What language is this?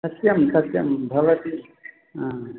Sanskrit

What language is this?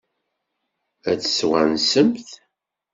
Kabyle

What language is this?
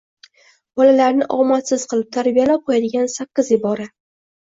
Uzbek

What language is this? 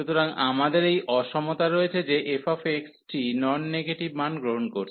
Bangla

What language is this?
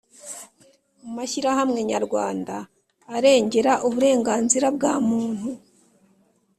Kinyarwanda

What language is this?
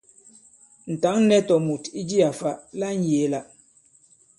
Bankon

